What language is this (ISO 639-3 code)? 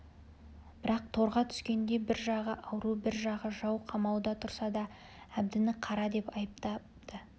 kaz